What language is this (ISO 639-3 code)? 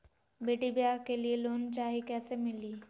mag